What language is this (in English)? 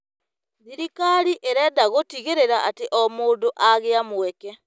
Kikuyu